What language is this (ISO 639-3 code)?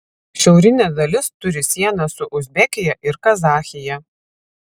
lit